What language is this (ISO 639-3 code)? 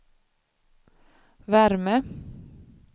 swe